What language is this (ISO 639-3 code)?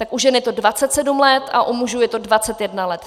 ces